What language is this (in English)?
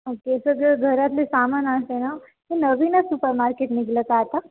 Marathi